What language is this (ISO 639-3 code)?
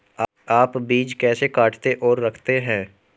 hin